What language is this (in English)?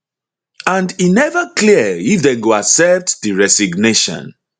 Nigerian Pidgin